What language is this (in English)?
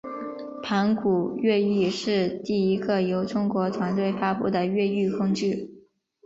Chinese